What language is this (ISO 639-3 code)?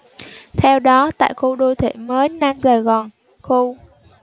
vie